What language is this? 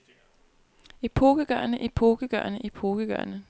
Danish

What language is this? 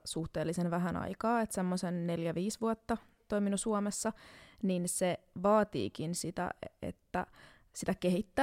Finnish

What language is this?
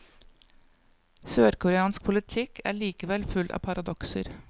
Norwegian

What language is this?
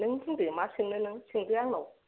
Bodo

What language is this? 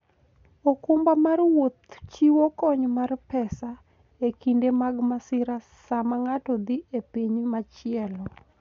Luo (Kenya and Tanzania)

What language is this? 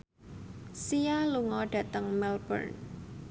Javanese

